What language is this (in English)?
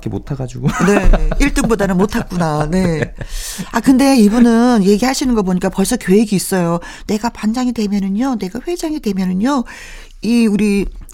Korean